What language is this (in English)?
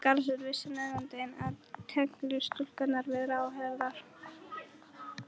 Icelandic